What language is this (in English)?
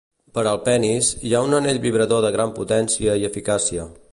Catalan